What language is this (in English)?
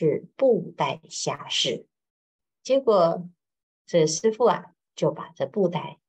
Chinese